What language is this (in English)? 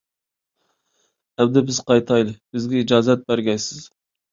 Uyghur